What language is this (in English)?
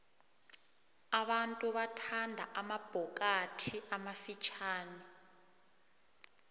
South Ndebele